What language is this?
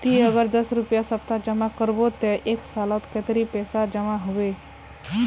Magahi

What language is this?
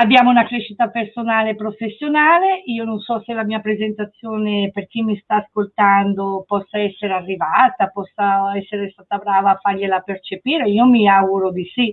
Italian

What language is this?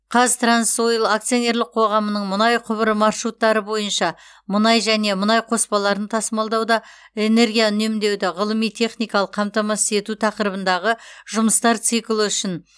Kazakh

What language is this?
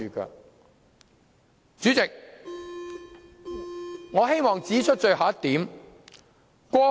Cantonese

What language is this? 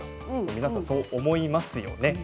Japanese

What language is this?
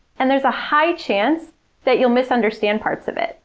English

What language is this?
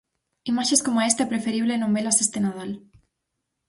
Galician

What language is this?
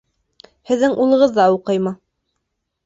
Bashkir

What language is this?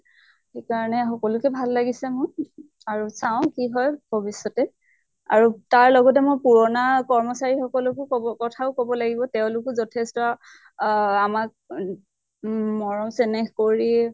Assamese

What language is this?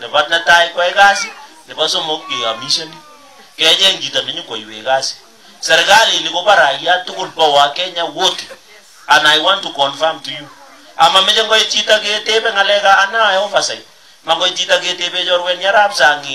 Filipino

